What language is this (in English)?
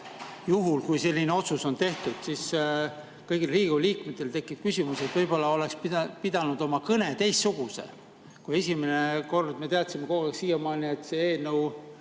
Estonian